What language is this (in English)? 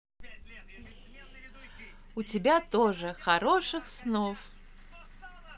Russian